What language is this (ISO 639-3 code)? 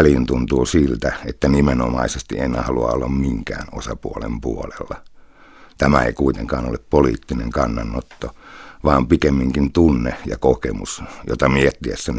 fin